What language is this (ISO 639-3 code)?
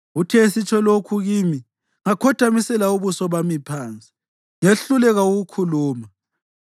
nde